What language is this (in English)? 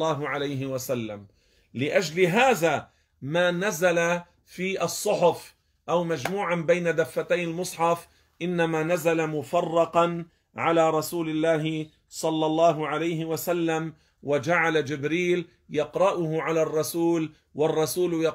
Arabic